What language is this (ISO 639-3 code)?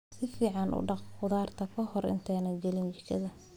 som